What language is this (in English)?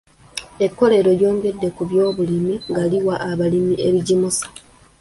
Ganda